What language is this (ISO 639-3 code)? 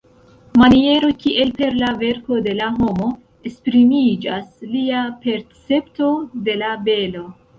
epo